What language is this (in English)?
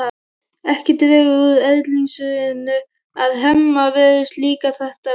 Icelandic